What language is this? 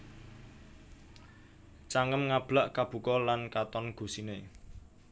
Javanese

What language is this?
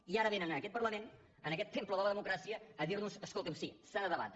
Catalan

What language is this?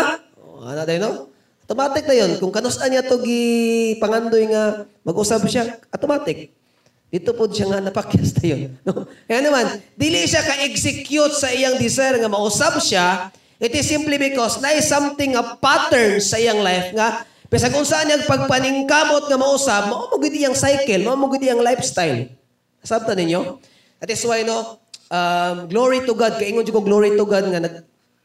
Filipino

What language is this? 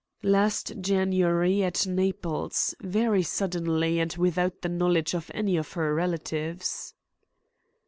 English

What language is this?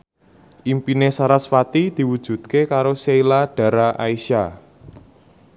Javanese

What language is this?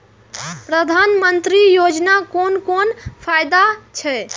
Maithili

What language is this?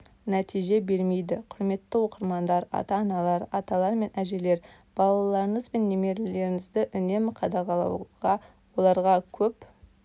Kazakh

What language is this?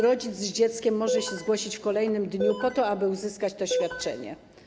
Polish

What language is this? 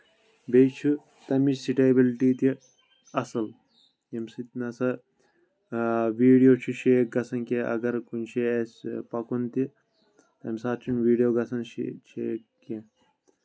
Kashmiri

